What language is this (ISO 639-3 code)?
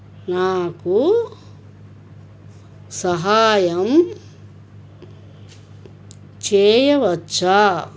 tel